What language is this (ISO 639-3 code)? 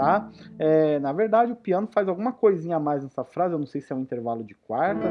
por